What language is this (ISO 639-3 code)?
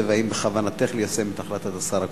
heb